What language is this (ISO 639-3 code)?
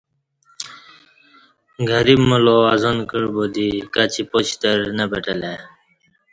bsh